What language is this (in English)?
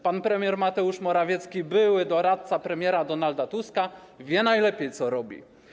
Polish